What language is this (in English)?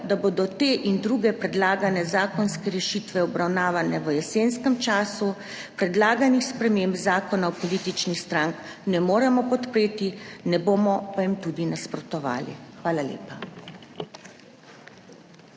Slovenian